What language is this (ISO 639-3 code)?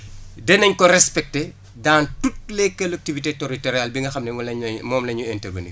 wol